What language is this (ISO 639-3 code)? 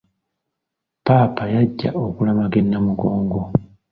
lug